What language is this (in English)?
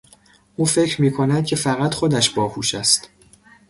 Persian